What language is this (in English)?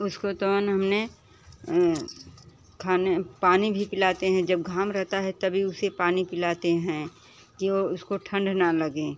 Hindi